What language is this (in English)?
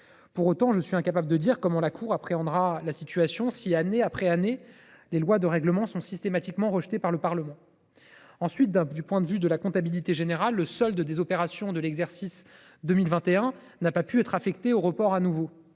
French